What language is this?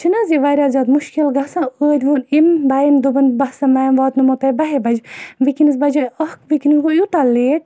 Kashmiri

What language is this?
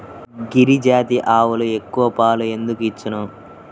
Telugu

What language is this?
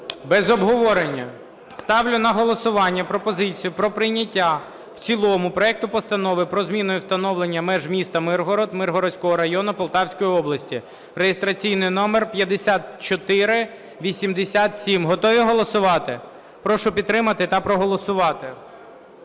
Ukrainian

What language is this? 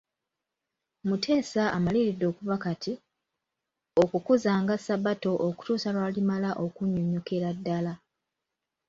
Ganda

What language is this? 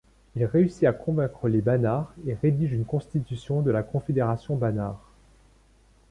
French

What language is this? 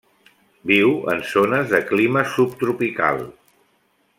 Catalan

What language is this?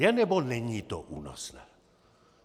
Czech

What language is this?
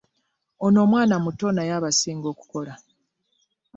Ganda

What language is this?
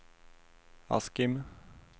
Swedish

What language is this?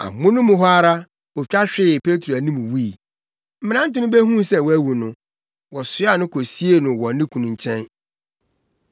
Akan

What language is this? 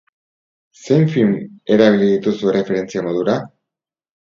Basque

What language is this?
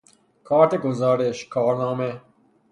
Persian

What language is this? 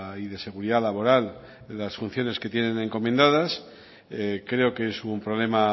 Spanish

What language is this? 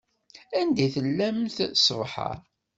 Kabyle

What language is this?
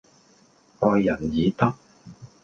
Cantonese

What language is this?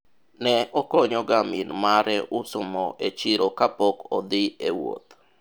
Luo (Kenya and Tanzania)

